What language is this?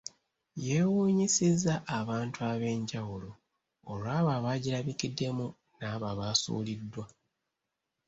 Ganda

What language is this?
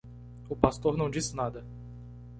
Portuguese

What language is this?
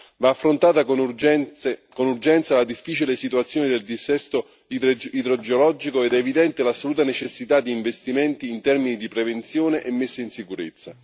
Italian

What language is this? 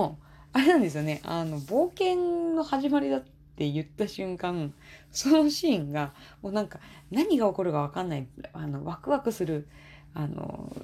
Japanese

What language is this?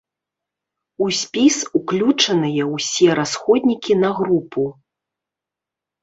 Belarusian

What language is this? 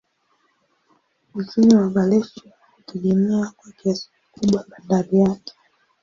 Swahili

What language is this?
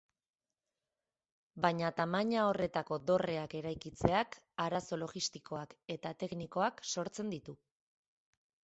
Basque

